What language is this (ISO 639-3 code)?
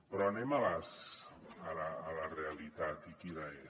cat